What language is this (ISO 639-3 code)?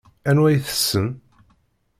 kab